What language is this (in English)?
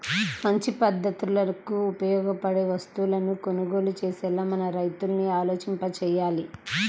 Telugu